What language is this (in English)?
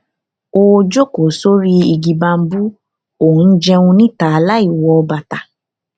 Yoruba